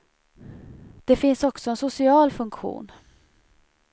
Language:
Swedish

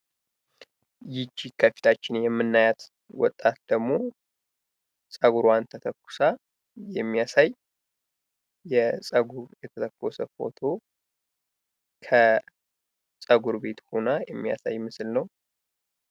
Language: Amharic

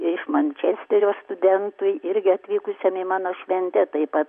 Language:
Lithuanian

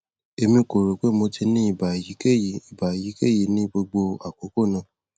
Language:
Yoruba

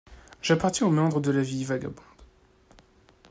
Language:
French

